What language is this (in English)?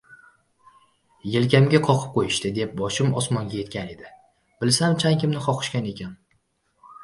Uzbek